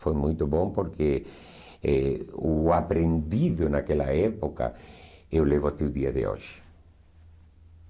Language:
Portuguese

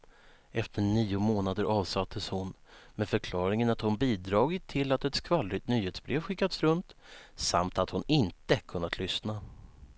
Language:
Swedish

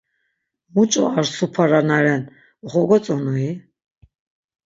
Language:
Laz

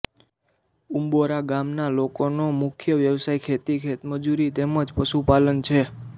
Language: Gujarati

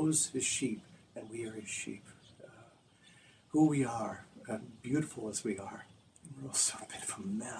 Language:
English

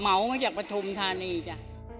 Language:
Thai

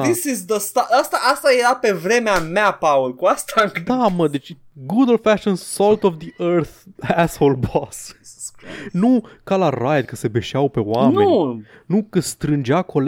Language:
Romanian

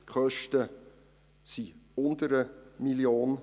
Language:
Swiss German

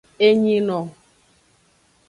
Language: Aja (Benin)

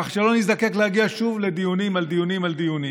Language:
Hebrew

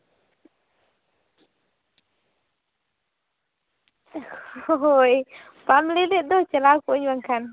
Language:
Santali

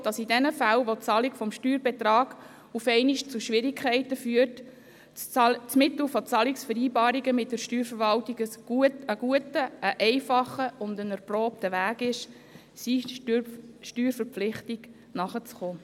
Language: Swiss German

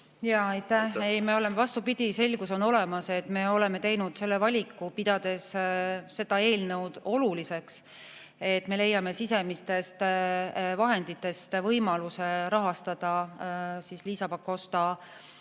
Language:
Estonian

